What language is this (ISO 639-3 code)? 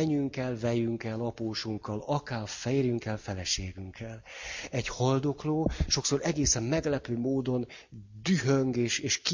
hun